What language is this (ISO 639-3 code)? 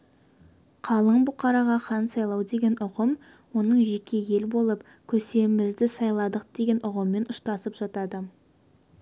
kaz